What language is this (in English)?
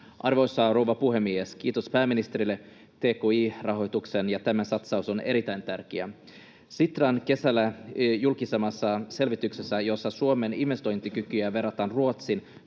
Finnish